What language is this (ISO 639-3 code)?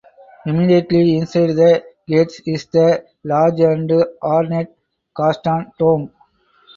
eng